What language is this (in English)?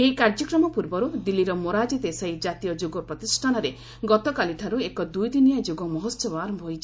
Odia